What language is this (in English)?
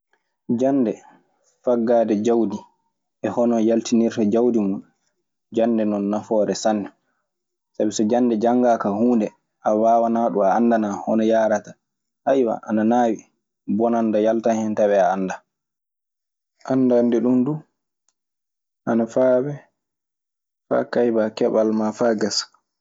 Maasina Fulfulde